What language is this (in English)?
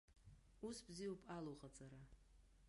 Abkhazian